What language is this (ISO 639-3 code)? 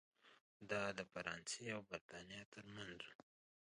pus